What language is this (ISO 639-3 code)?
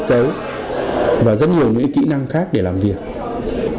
vie